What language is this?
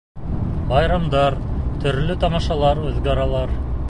Bashkir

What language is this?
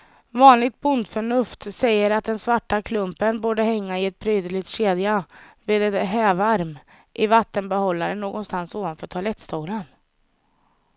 Swedish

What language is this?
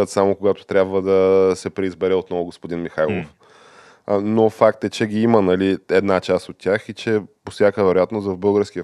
Bulgarian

